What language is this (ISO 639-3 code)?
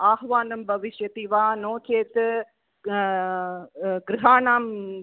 san